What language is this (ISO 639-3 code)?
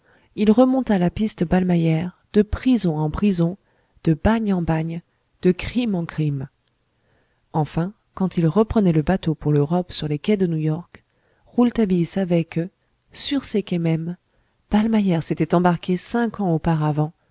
fra